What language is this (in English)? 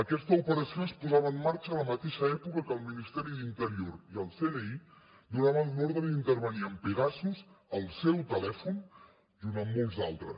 Catalan